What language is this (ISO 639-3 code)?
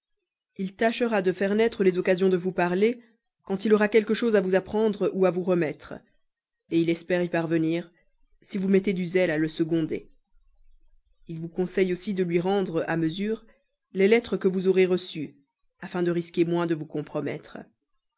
fra